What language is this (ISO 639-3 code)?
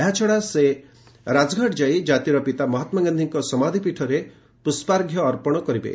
ori